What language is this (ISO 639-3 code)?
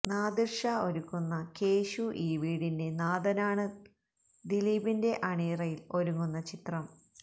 mal